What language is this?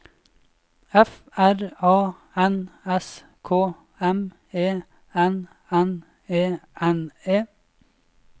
Norwegian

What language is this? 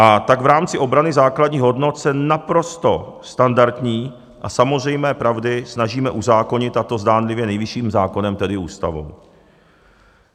Czech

